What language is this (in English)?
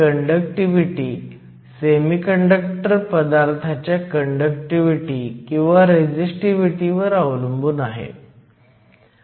Marathi